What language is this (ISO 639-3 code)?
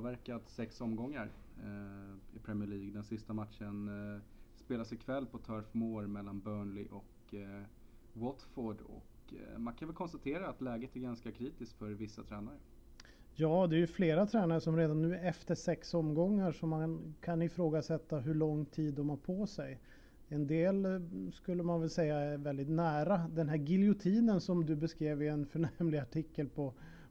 swe